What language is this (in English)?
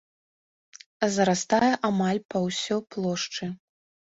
Belarusian